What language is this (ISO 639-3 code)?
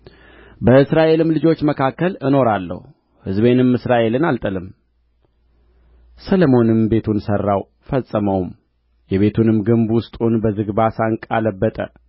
amh